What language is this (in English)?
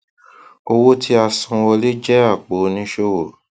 Yoruba